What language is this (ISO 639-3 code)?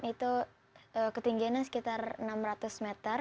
ind